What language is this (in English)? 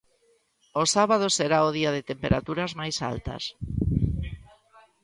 Galician